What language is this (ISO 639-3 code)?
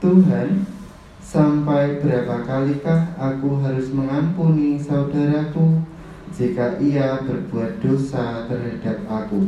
ind